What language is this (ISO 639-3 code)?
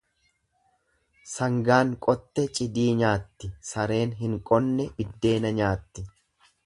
orm